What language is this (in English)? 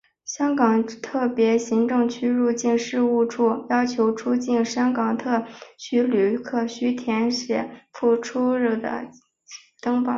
Chinese